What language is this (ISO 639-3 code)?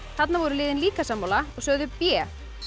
isl